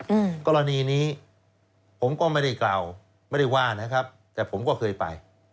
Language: Thai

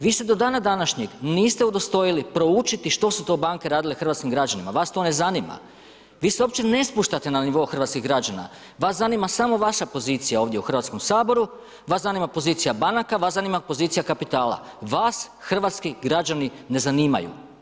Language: Croatian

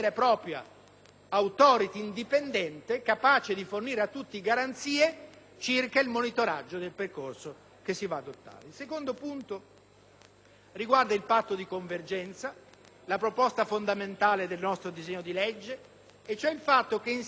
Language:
Italian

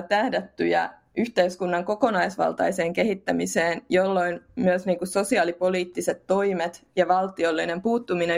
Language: Finnish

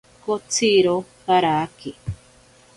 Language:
Ashéninka Perené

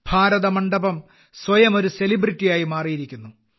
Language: Malayalam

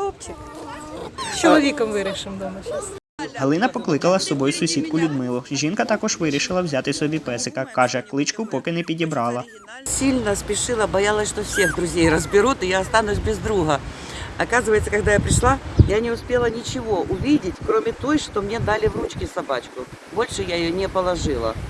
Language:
Ukrainian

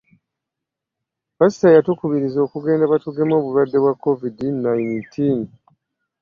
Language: Ganda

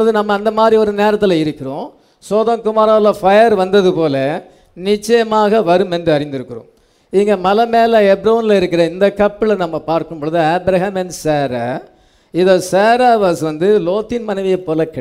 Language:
English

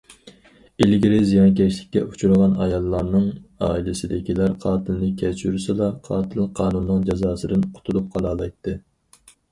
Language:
Uyghur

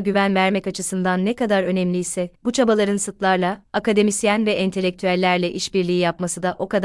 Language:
Turkish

